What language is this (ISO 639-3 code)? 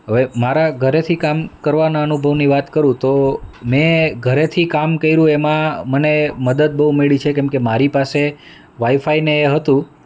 guj